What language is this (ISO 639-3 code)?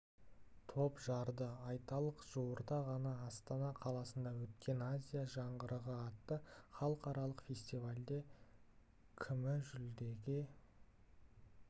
kaz